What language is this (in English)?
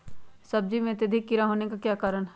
Magahi